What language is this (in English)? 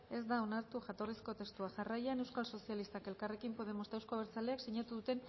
Basque